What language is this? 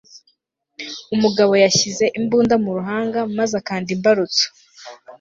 Kinyarwanda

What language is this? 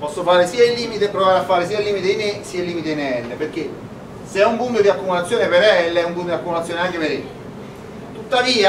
Italian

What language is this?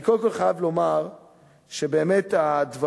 Hebrew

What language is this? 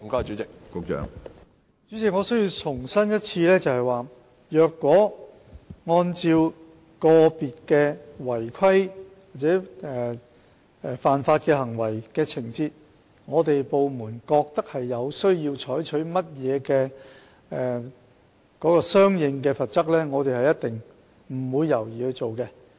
Cantonese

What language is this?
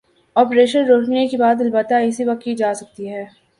Urdu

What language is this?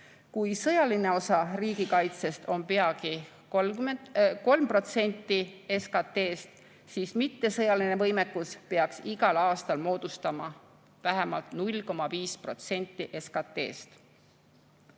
Estonian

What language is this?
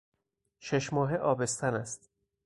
Persian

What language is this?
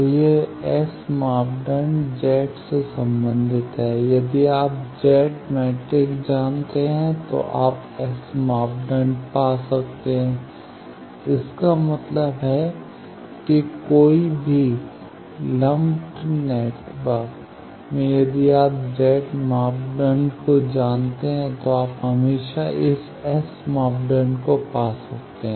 Hindi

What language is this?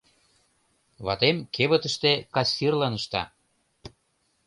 Mari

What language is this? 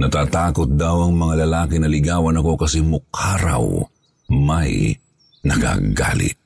Filipino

